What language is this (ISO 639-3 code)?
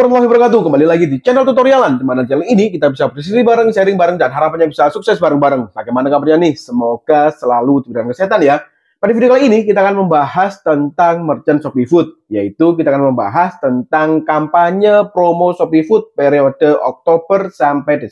ind